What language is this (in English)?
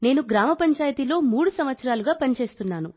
Telugu